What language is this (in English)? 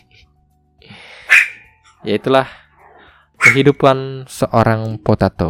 Indonesian